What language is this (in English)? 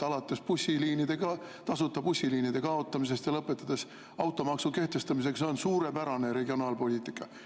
Estonian